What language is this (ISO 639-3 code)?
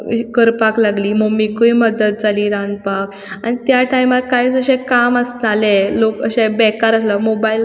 kok